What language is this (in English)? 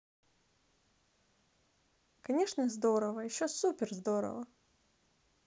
Russian